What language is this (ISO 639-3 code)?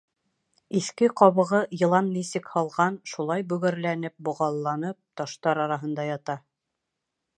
bak